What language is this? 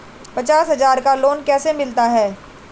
Hindi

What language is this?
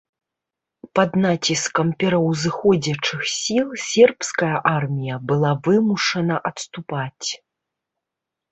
Belarusian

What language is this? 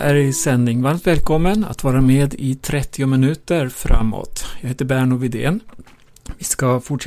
Swedish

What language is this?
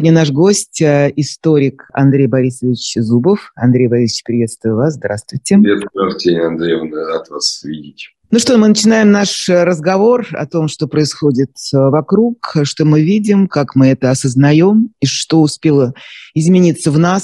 Russian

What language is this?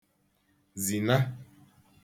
Igbo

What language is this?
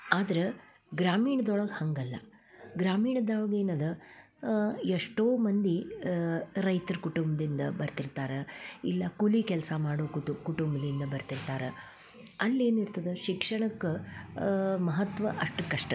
Kannada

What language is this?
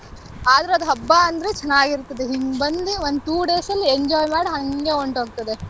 Kannada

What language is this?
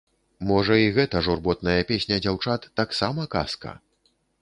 Belarusian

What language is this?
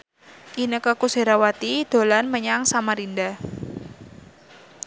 Javanese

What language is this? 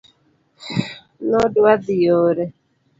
Luo (Kenya and Tanzania)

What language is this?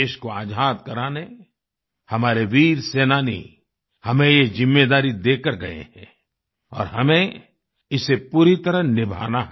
Hindi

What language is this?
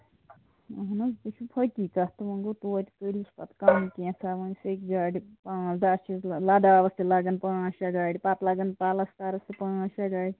Kashmiri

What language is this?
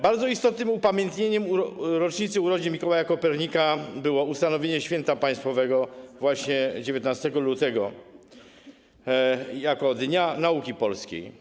Polish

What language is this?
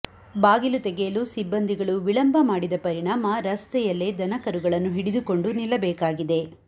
Kannada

